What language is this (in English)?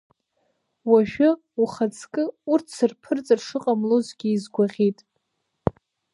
Abkhazian